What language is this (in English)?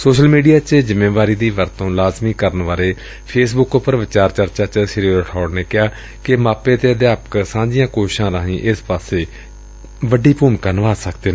Punjabi